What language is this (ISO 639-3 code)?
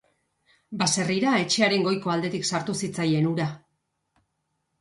eus